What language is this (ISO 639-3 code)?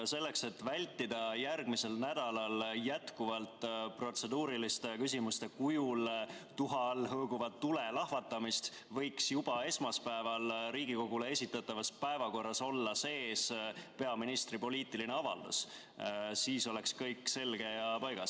est